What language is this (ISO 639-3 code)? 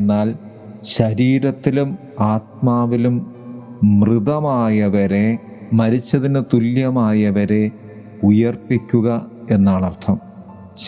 mal